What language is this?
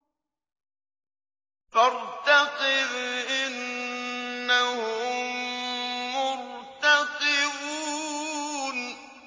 Arabic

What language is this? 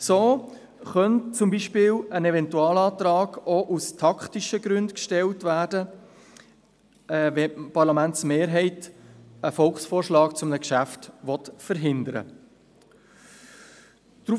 Swiss German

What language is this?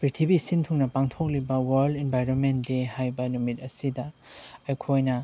Manipuri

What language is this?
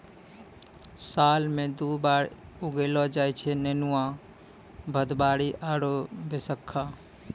Maithili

